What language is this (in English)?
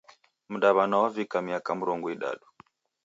Taita